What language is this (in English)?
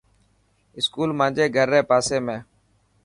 Dhatki